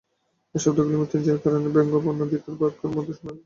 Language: Bangla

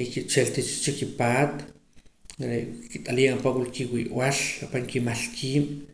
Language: Poqomam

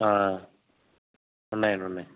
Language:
Telugu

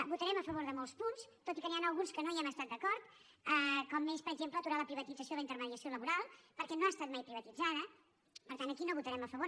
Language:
Catalan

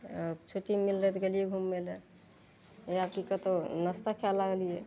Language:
Maithili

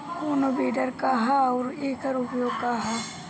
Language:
Bhojpuri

